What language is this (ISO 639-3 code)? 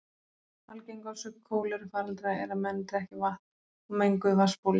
isl